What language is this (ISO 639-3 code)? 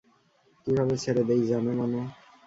ben